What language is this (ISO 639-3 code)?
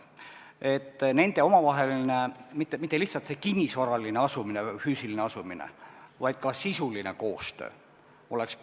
est